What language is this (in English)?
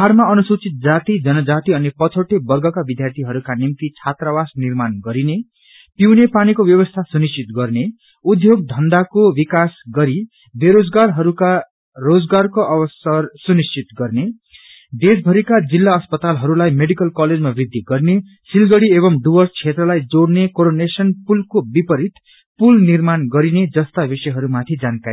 Nepali